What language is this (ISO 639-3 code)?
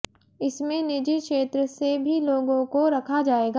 hin